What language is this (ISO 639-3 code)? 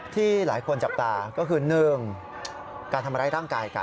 tha